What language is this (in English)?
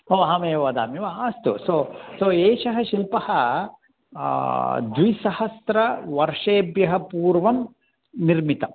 Sanskrit